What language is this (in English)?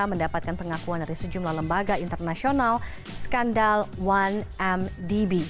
Indonesian